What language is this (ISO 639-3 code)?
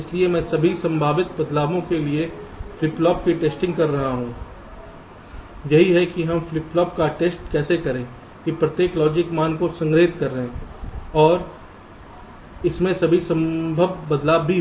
hin